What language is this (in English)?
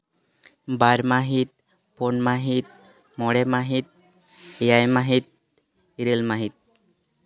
Santali